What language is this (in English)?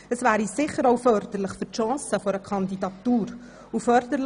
Swiss German